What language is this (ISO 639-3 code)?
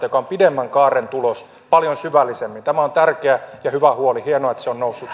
fin